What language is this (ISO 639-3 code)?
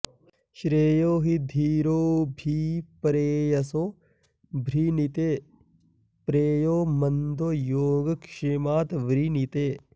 san